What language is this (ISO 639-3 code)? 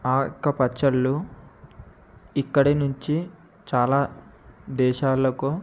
tel